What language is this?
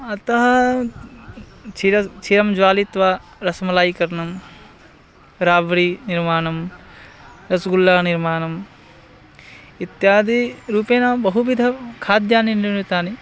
Sanskrit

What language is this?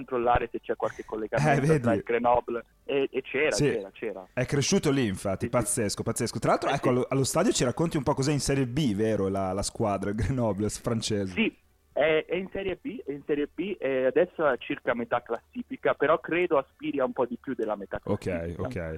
Italian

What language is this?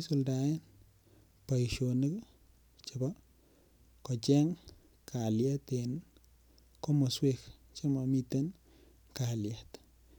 Kalenjin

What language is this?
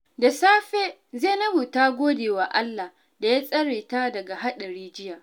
Hausa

